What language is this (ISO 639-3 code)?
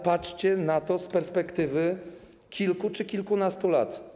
pol